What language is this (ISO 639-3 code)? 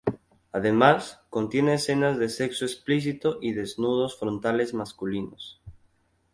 spa